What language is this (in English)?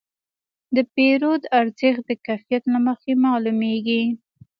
Pashto